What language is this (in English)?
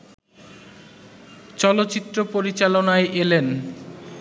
Bangla